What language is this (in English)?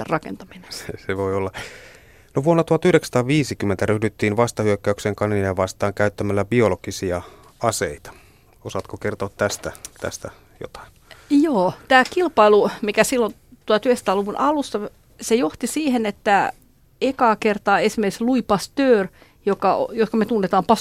Finnish